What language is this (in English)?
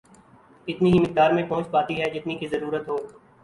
Urdu